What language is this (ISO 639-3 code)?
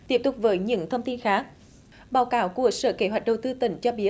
vie